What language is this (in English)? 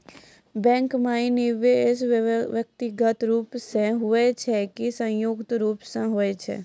Maithili